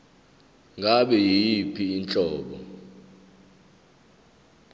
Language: Zulu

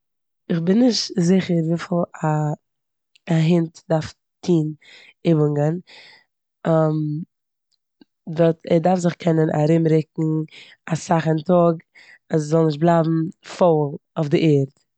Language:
Yiddish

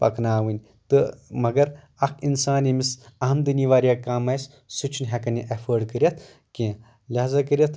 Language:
Kashmiri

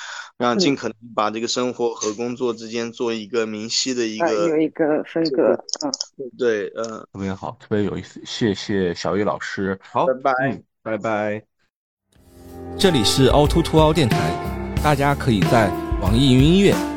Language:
Chinese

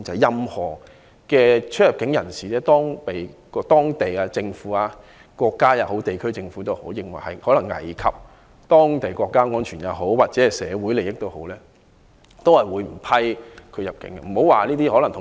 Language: Cantonese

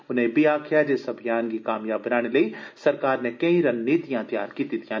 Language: Dogri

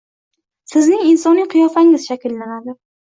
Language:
Uzbek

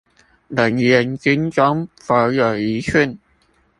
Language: Chinese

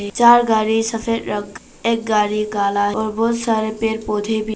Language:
Hindi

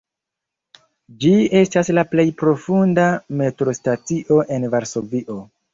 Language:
Esperanto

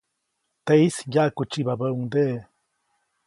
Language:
Copainalá Zoque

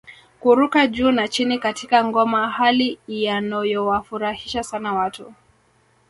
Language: Swahili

